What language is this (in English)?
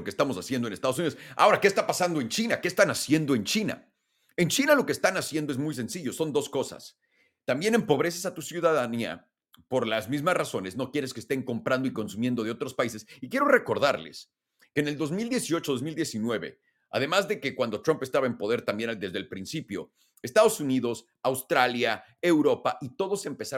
Spanish